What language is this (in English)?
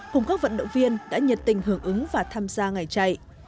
Vietnamese